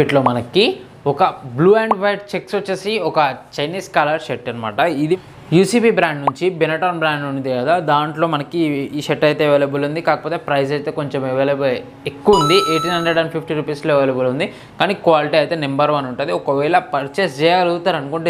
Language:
Telugu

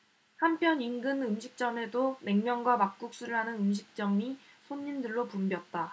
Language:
Korean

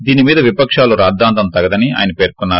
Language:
Telugu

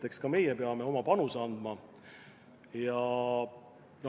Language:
Estonian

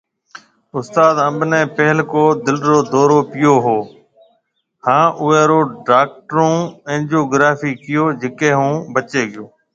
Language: Marwari (Pakistan)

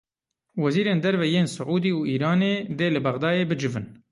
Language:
Kurdish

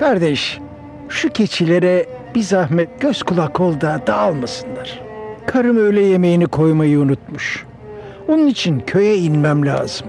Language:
Turkish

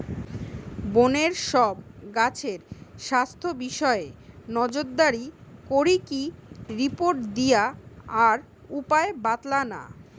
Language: Bangla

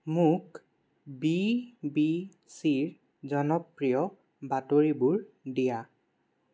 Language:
Assamese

